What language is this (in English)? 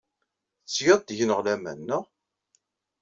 Kabyle